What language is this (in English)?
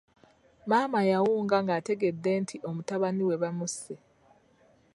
Ganda